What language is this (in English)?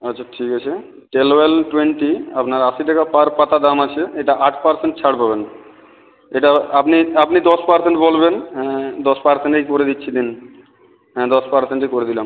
Bangla